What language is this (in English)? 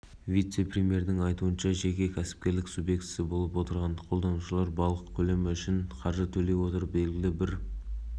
Kazakh